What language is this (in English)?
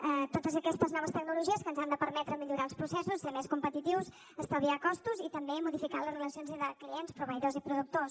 Catalan